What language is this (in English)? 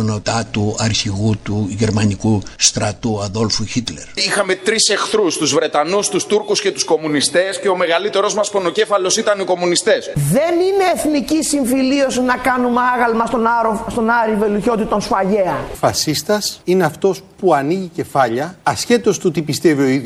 Greek